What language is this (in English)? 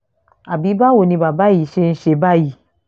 Yoruba